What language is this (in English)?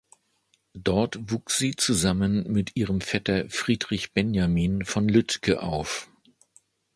German